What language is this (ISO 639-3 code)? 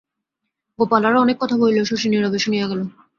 ben